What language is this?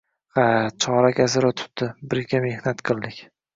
Uzbek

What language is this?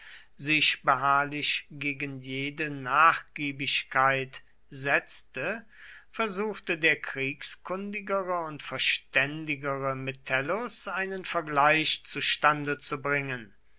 German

